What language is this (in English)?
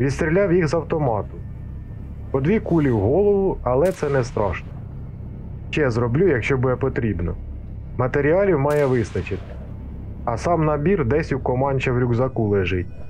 Ukrainian